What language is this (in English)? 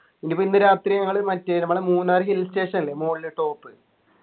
Malayalam